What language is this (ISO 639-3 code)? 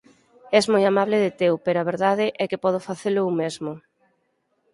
glg